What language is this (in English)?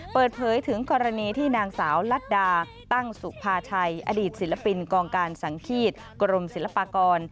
Thai